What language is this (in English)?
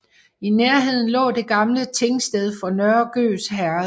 Danish